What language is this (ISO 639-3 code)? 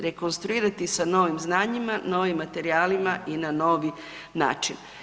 hrv